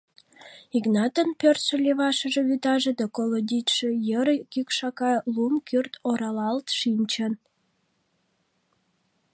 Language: Mari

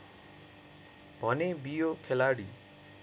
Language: Nepali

